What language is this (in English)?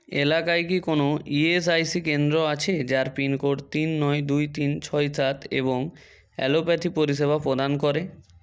Bangla